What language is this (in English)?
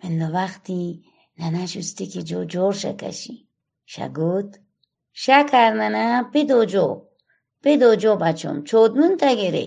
Persian